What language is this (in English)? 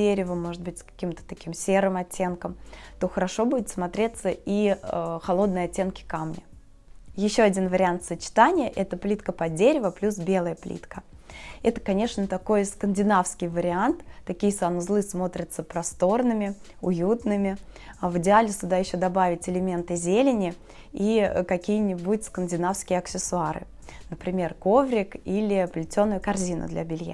Russian